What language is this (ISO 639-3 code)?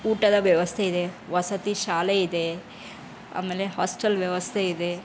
kan